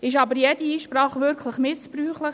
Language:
Swiss German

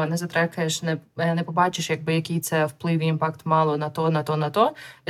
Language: Ukrainian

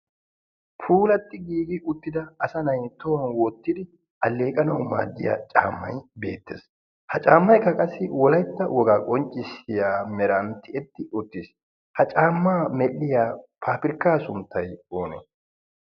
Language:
Wolaytta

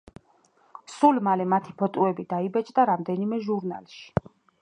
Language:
Georgian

